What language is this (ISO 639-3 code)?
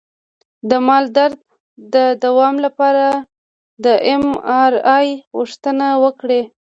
pus